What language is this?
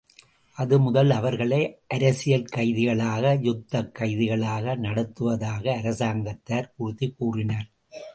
Tamil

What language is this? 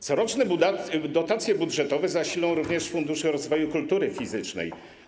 Polish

